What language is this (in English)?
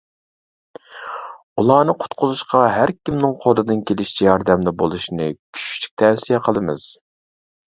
Uyghur